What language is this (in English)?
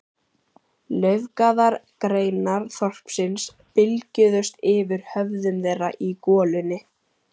Icelandic